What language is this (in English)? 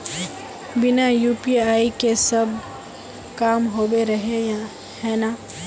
Magahi